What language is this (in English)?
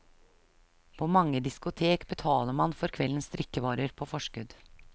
Norwegian